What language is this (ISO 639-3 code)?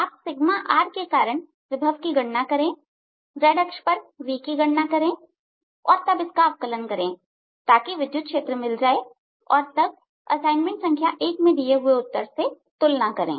hin